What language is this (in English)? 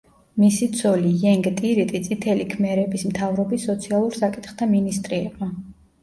Georgian